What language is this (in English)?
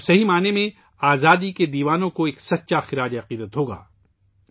Urdu